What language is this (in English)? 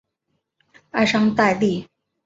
Chinese